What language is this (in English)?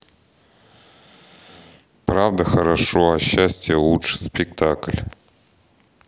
Russian